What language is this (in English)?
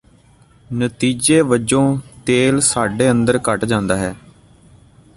Punjabi